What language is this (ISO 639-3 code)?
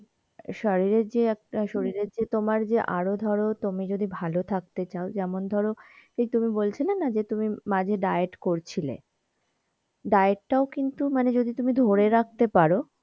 ben